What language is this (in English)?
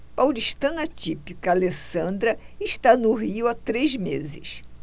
Portuguese